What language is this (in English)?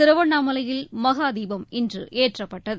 Tamil